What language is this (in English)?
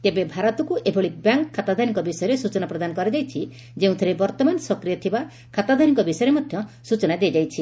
Odia